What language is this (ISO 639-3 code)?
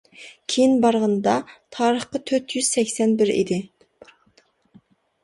uig